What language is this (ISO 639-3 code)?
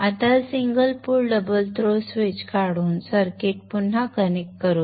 mar